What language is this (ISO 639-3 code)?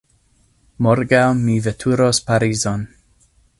epo